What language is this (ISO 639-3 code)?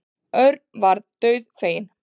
isl